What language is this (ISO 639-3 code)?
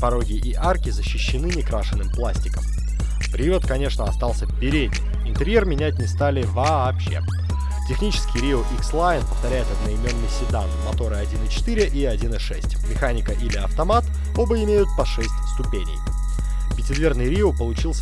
rus